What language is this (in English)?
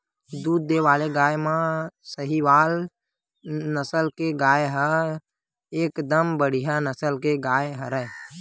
Chhattisgarhi